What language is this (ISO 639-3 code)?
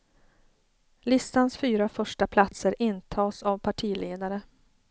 swe